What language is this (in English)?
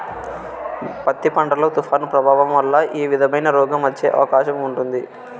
Telugu